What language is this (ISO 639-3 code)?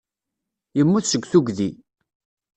kab